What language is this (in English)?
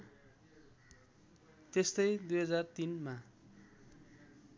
Nepali